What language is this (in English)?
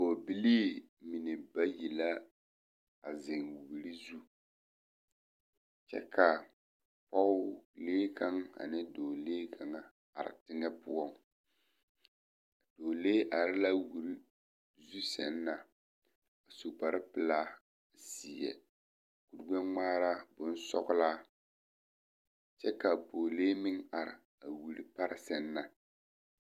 Southern Dagaare